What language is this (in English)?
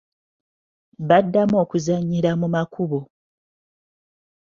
Ganda